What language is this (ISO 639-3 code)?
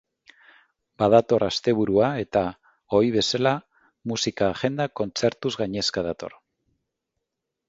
eus